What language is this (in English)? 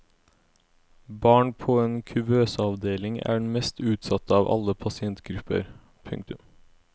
Norwegian